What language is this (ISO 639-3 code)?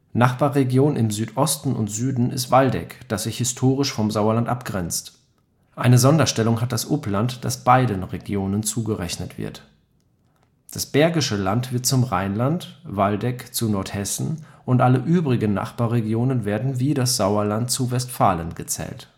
deu